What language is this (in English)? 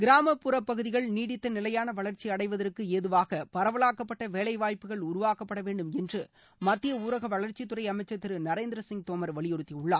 Tamil